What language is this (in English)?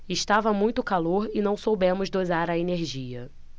Portuguese